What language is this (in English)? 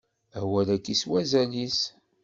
Kabyle